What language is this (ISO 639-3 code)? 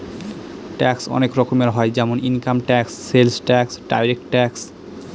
ben